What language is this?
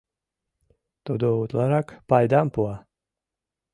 Mari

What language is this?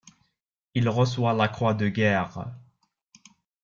French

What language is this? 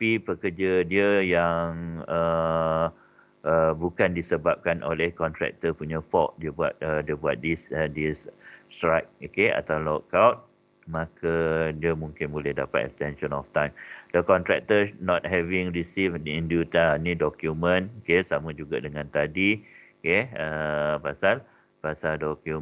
Malay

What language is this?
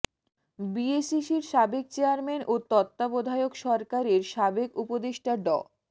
Bangla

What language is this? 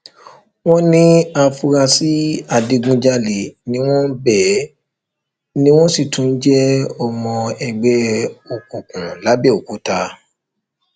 Yoruba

